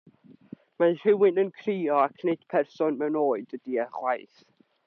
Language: Welsh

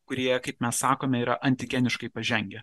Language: Lithuanian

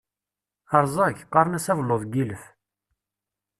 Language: Kabyle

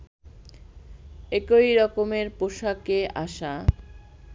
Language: Bangla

